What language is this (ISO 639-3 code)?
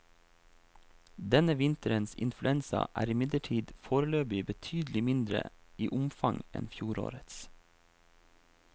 nor